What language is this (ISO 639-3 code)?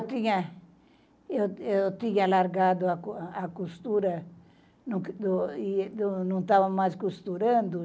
por